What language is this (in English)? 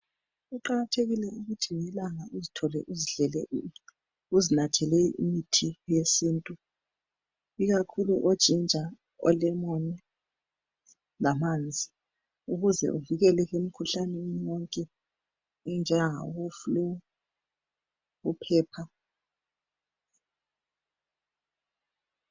North Ndebele